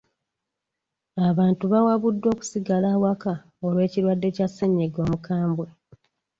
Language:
Ganda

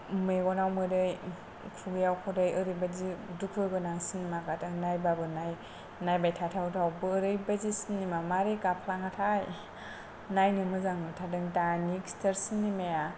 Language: Bodo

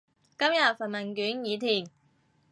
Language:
Cantonese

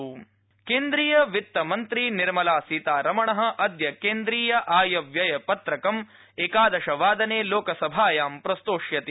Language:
Sanskrit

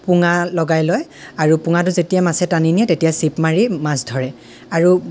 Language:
Assamese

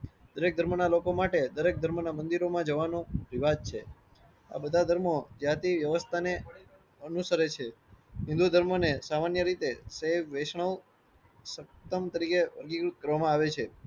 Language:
Gujarati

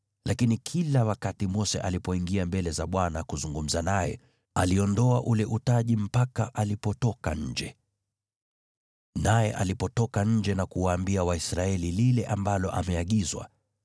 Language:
Swahili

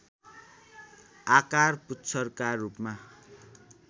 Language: Nepali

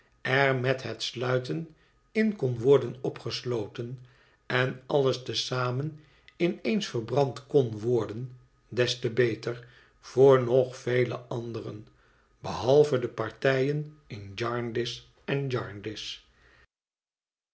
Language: Dutch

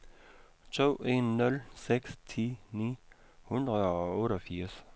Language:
Danish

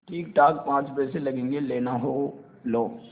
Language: Hindi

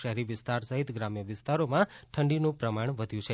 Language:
Gujarati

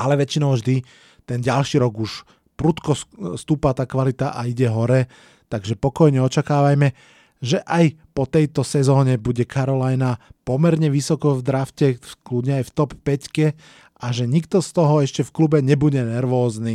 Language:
Slovak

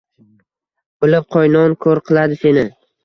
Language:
Uzbek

